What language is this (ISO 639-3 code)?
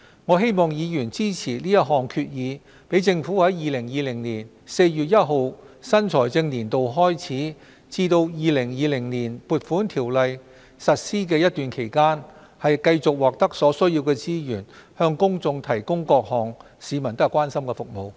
yue